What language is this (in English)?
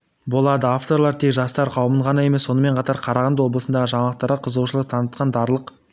Kazakh